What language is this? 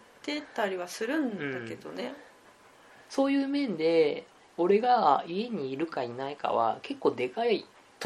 Japanese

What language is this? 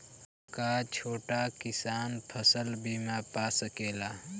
Bhojpuri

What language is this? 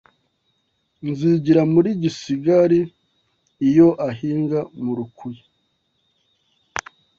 Kinyarwanda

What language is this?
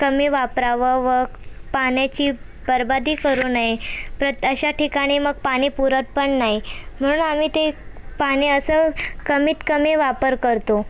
Marathi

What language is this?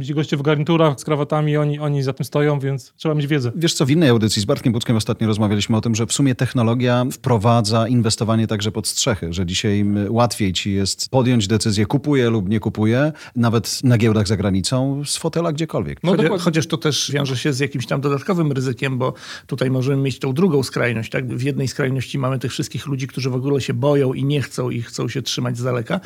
Polish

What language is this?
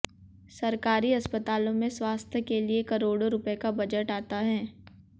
Hindi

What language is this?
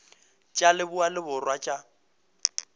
Northern Sotho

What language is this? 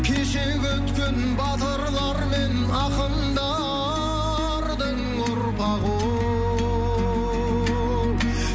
Kazakh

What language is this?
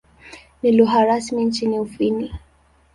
Swahili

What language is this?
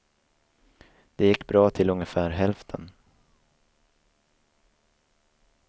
Swedish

